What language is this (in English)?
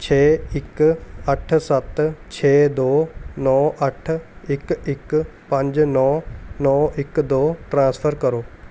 Punjabi